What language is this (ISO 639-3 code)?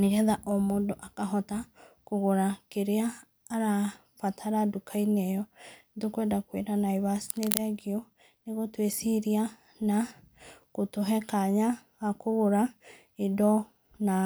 kik